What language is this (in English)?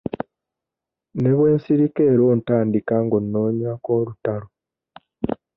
Ganda